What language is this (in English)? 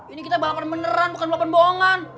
Indonesian